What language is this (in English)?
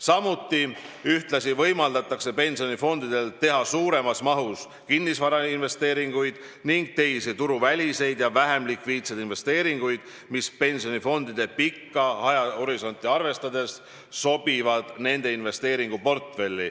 Estonian